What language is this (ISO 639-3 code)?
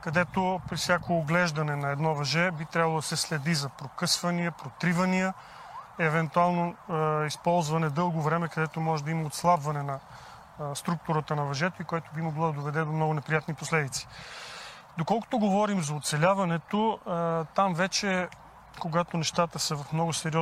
bul